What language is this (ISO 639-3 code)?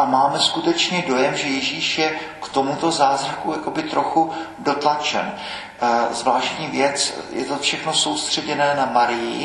ces